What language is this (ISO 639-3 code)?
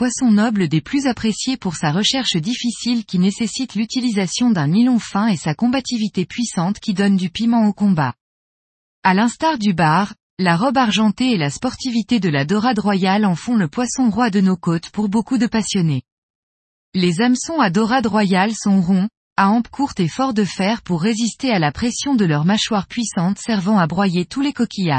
fra